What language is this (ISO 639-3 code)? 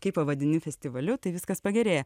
lit